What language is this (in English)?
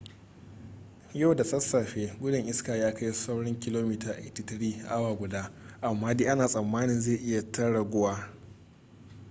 Hausa